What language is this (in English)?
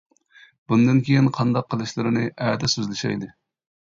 Uyghur